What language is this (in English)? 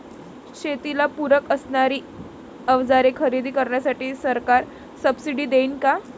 Marathi